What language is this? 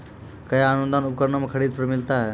Maithili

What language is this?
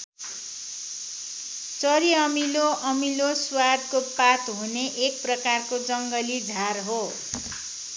Nepali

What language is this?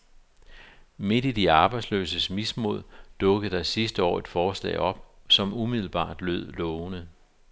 Danish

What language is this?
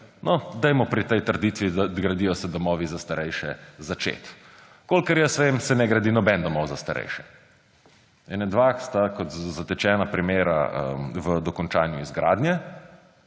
Slovenian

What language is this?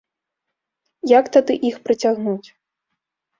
Belarusian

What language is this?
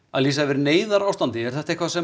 Icelandic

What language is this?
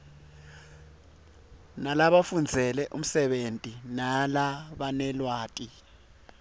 Swati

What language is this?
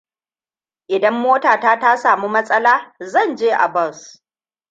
Hausa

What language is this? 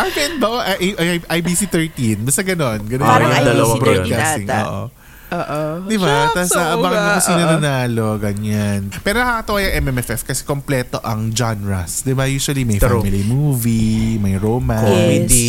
Filipino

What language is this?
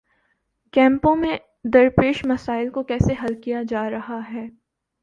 Urdu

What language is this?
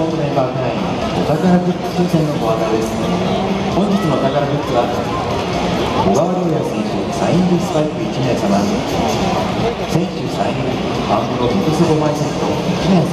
Japanese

